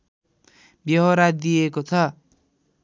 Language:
Nepali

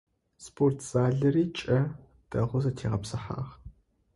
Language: Adyghe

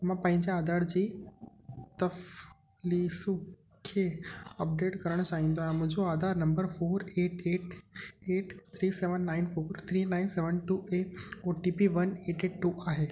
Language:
Sindhi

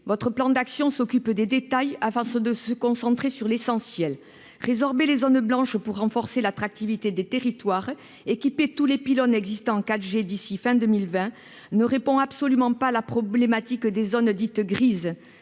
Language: French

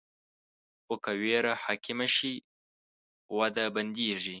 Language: Pashto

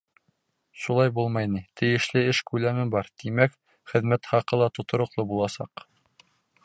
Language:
Bashkir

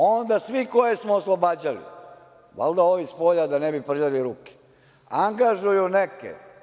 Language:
Serbian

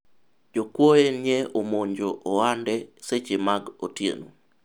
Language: Luo (Kenya and Tanzania)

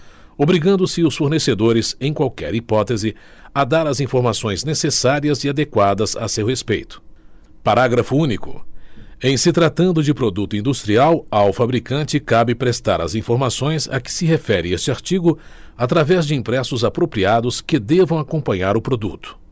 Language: Portuguese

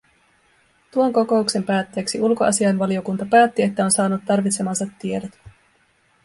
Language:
Finnish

